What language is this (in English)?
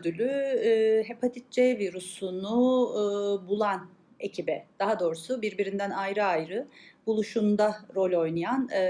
Turkish